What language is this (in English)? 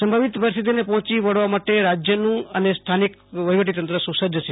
Gujarati